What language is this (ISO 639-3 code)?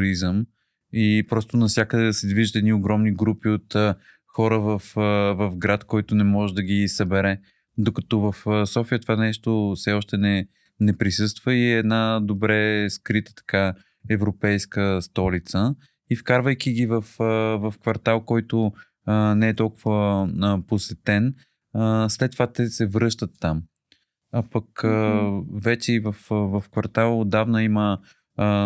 bul